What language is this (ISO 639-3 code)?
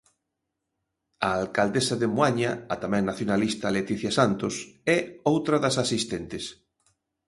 glg